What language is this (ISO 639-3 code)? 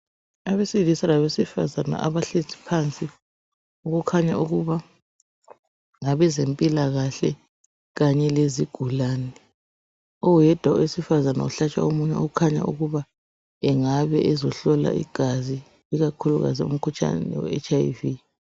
nde